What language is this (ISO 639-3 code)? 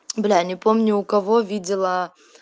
rus